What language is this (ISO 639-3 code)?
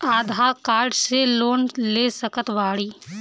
bho